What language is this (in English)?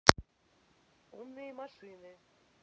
Russian